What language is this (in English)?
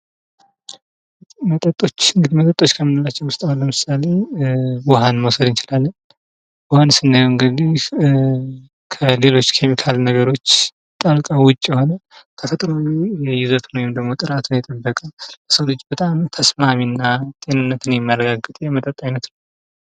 Amharic